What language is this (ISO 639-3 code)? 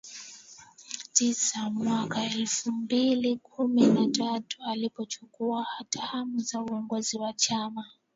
swa